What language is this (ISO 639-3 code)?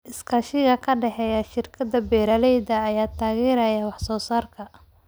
som